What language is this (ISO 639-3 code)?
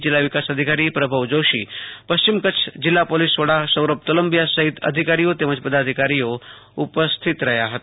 guj